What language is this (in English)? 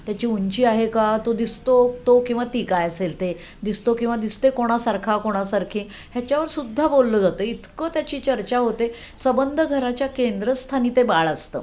Marathi